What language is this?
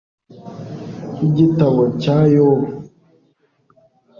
Kinyarwanda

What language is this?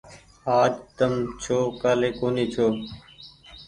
Goaria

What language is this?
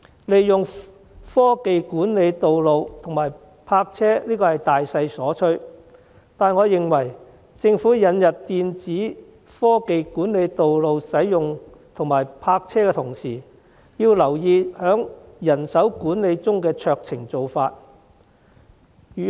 Cantonese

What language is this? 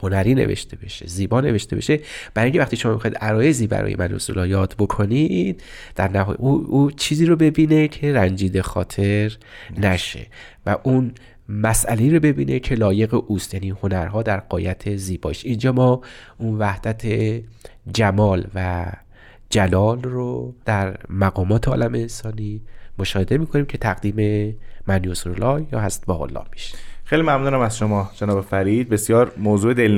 Persian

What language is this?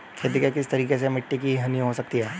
Hindi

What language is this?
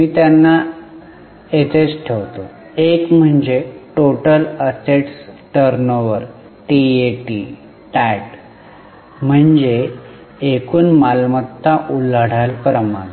Marathi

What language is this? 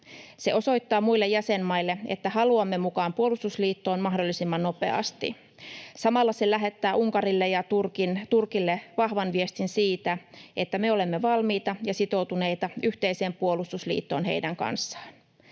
Finnish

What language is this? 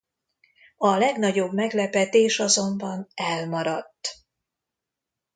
Hungarian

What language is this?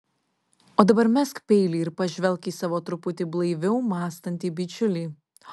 Lithuanian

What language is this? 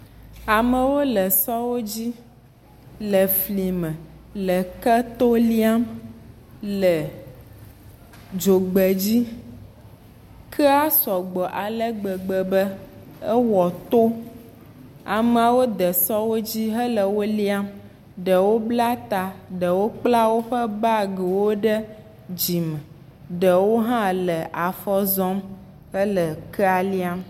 Ewe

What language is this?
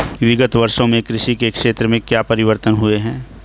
Hindi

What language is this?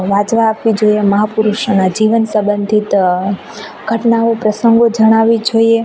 Gujarati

